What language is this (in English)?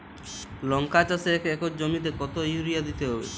Bangla